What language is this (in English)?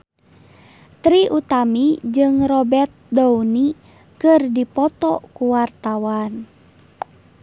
Sundanese